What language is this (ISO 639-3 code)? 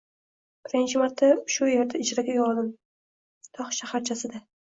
uzb